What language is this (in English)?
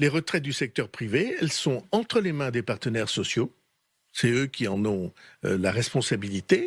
French